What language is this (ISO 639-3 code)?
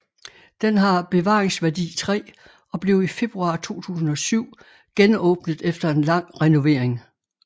dan